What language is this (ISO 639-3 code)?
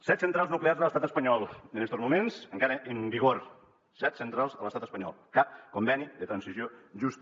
cat